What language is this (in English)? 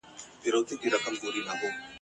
Pashto